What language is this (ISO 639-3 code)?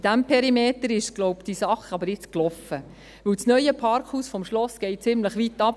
gsw